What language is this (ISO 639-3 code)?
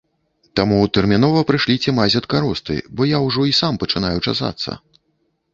bel